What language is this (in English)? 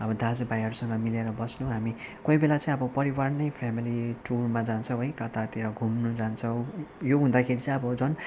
Nepali